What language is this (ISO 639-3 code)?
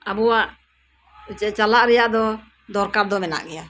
sat